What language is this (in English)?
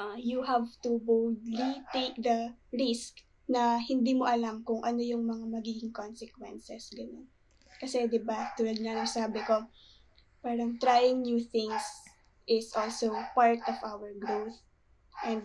Filipino